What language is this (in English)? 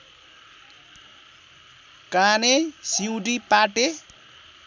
Nepali